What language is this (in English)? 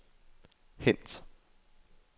Danish